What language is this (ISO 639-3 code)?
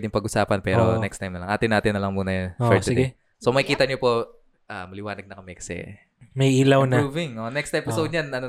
fil